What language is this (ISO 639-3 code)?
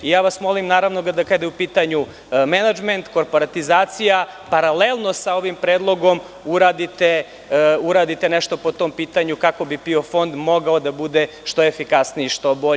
srp